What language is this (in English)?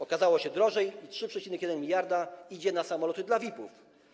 Polish